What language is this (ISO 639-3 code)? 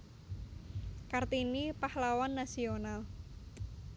jav